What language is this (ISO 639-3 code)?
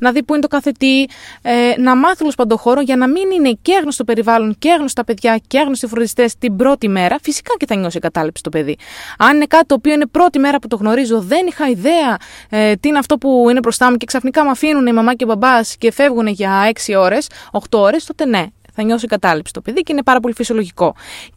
ell